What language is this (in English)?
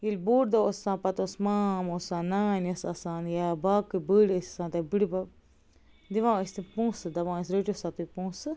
Kashmiri